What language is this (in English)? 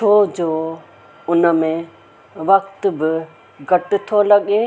Sindhi